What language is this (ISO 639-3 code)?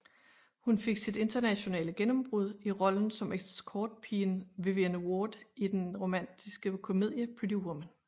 dan